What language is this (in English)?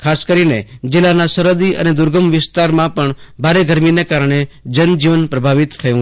Gujarati